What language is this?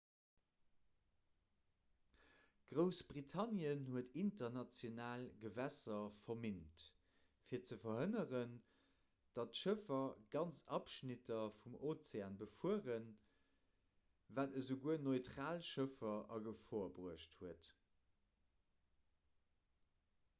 Luxembourgish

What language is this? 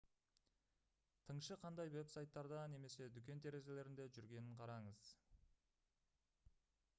Kazakh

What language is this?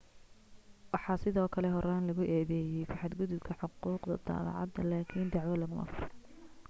Somali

